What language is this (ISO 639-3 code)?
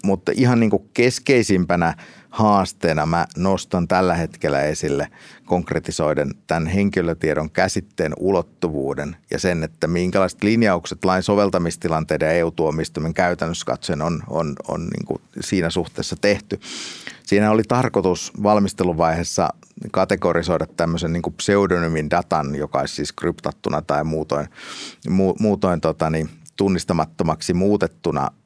fin